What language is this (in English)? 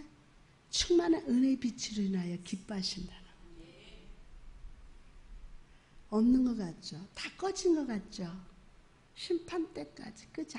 Korean